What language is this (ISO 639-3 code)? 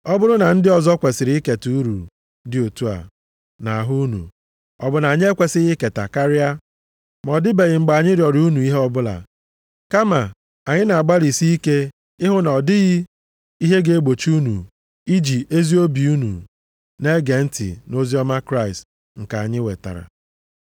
ibo